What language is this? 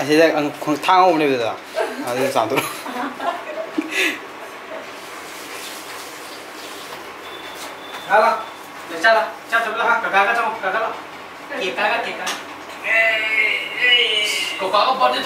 Indonesian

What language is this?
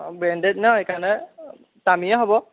Assamese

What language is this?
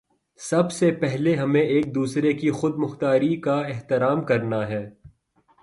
Urdu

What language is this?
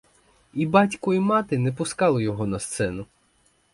Ukrainian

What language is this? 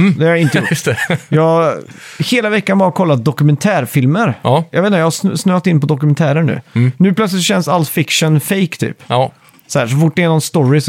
Swedish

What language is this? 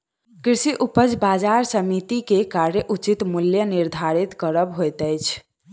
Maithili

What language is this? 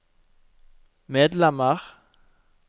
Norwegian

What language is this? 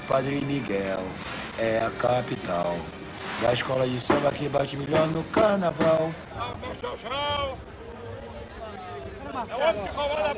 Portuguese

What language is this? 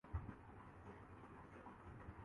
Urdu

